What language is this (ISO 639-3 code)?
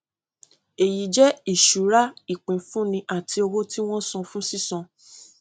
yor